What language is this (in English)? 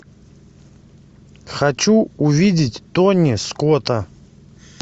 Russian